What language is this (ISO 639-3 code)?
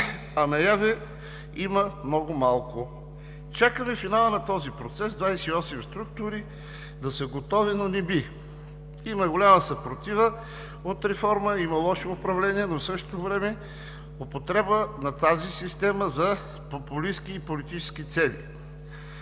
bul